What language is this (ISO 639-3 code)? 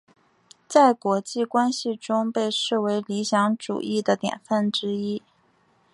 zho